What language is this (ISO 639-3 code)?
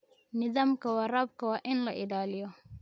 som